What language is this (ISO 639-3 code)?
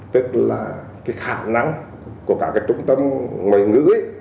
vie